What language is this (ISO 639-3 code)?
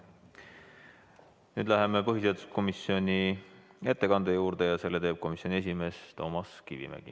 est